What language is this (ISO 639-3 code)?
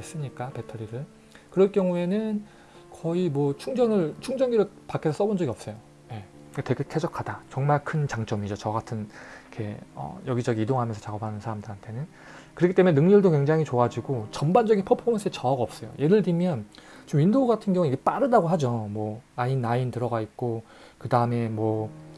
kor